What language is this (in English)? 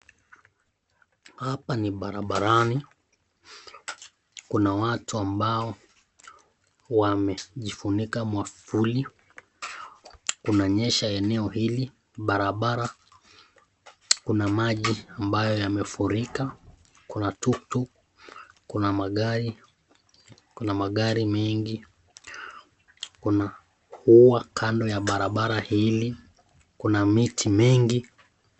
Swahili